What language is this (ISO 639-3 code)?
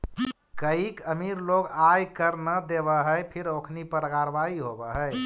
mag